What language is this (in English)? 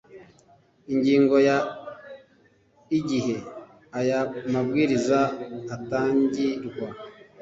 Kinyarwanda